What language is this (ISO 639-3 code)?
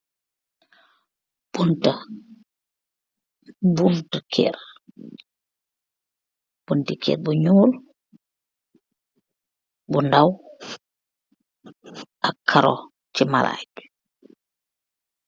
wol